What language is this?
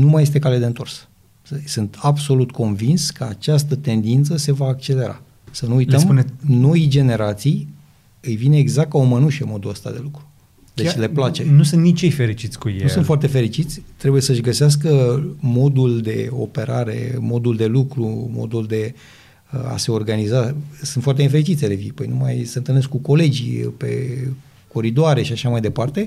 Romanian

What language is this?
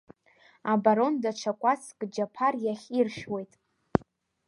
Abkhazian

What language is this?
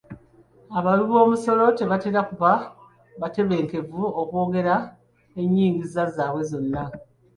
Ganda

